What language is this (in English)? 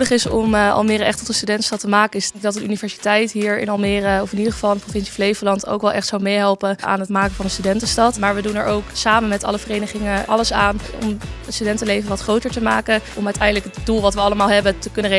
Dutch